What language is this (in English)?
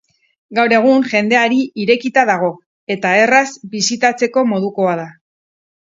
Basque